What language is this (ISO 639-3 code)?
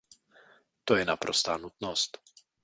ces